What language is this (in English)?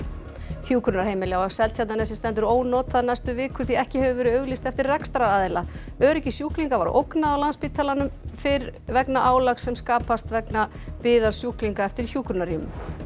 Icelandic